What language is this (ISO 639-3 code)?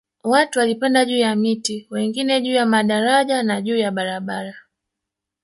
swa